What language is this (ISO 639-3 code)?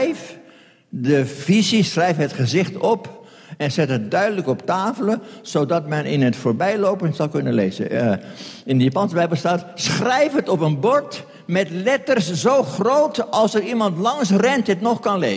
nld